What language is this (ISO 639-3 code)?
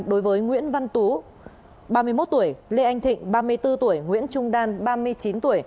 vie